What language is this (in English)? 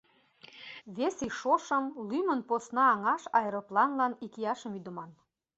Mari